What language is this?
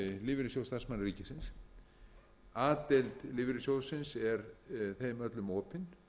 Icelandic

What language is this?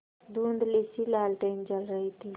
Hindi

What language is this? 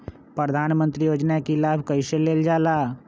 Magahi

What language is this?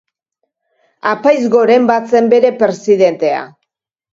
Basque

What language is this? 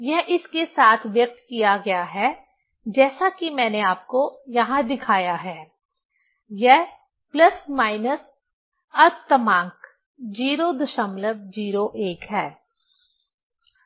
Hindi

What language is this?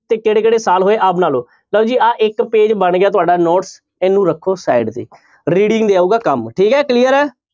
Punjabi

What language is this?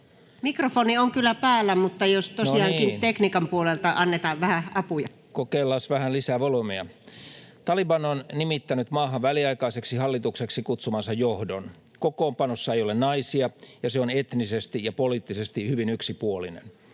Finnish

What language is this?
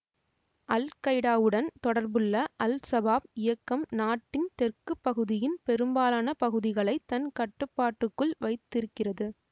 Tamil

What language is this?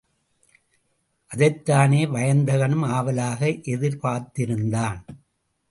Tamil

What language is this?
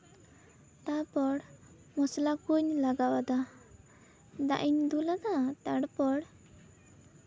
Santali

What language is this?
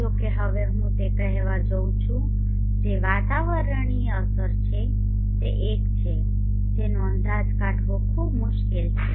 Gujarati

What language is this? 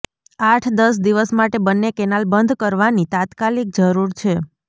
Gujarati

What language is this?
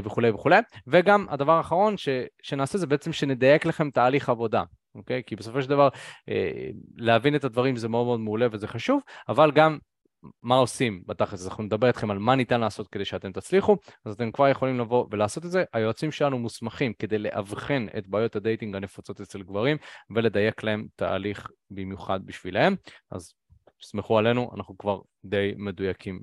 Hebrew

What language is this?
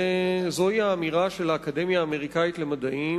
Hebrew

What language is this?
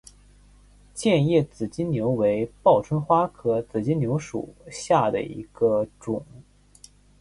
Chinese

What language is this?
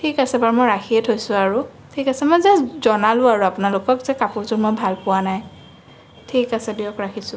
Assamese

